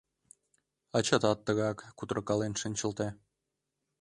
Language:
Mari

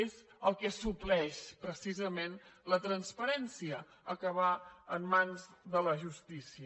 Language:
Catalan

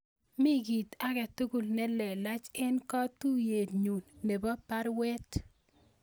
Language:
Kalenjin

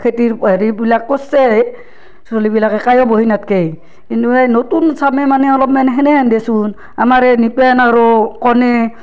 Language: Assamese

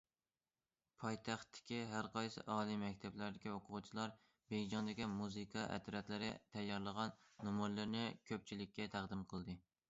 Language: Uyghur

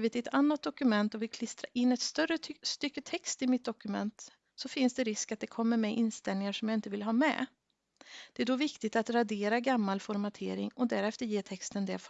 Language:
Swedish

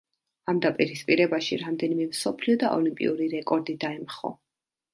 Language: Georgian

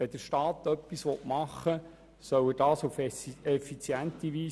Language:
Swiss German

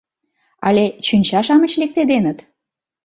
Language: Mari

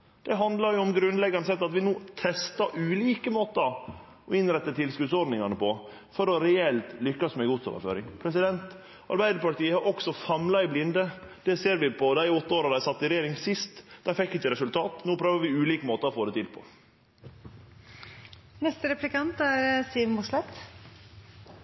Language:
Norwegian Nynorsk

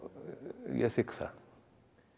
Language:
Icelandic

